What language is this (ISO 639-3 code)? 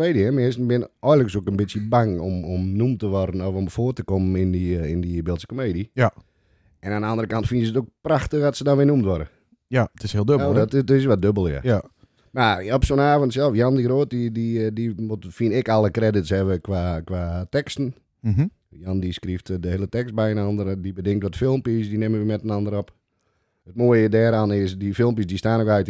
nld